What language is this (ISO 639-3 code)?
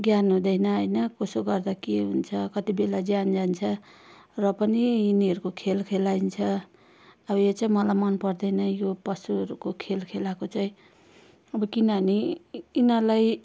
nep